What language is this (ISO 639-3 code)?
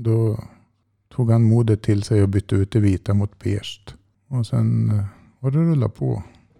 swe